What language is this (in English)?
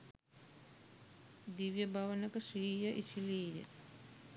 Sinhala